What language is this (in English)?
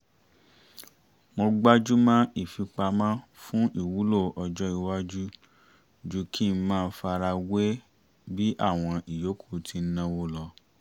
Yoruba